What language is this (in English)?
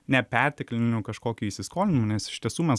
Lithuanian